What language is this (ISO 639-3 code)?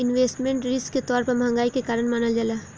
bho